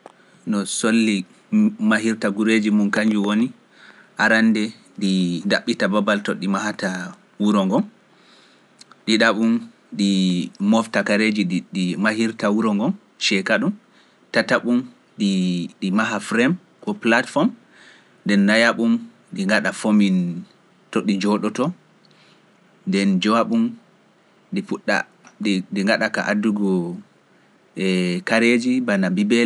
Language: Pular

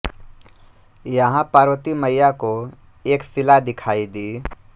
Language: Hindi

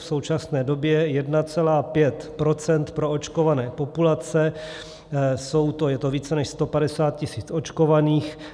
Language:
Czech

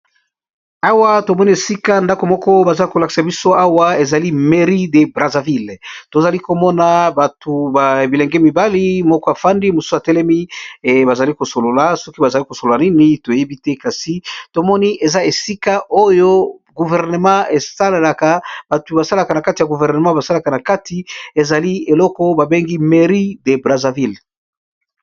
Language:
Lingala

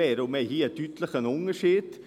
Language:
Swiss German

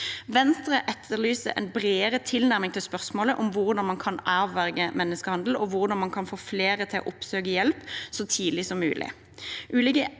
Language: Norwegian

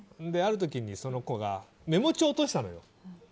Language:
Japanese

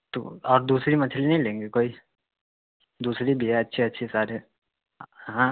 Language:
Urdu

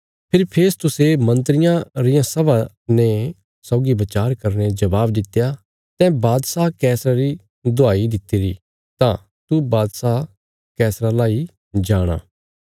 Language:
Bilaspuri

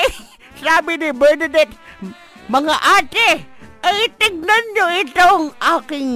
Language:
Filipino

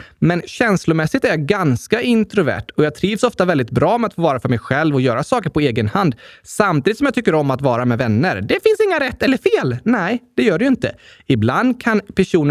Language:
Swedish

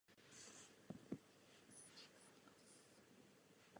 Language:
Czech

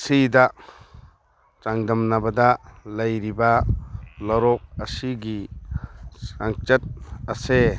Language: Manipuri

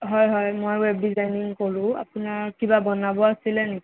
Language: Assamese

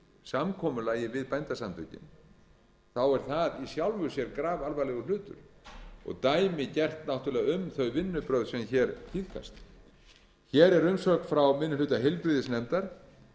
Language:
Icelandic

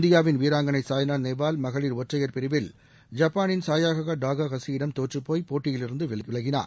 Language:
Tamil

